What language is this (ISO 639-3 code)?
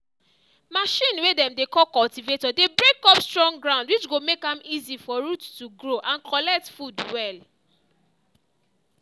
pcm